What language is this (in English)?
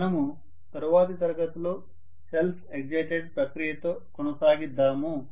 Telugu